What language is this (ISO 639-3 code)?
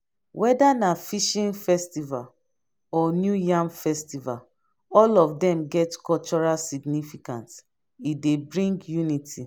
pcm